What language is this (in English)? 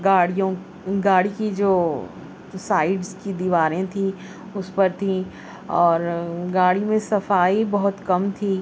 Urdu